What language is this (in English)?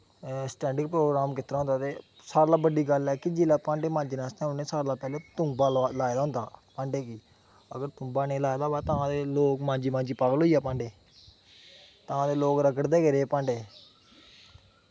Dogri